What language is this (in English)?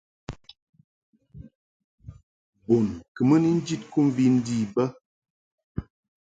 Mungaka